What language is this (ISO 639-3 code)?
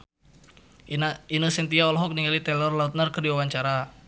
sun